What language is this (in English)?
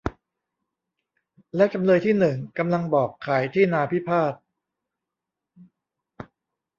Thai